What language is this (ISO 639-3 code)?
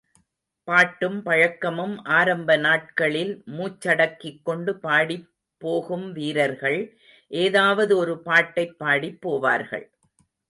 tam